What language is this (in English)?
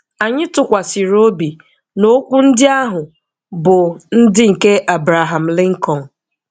Igbo